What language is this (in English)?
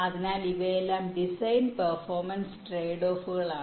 Malayalam